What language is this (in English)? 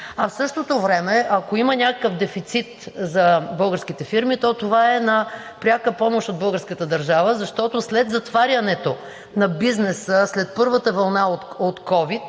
Bulgarian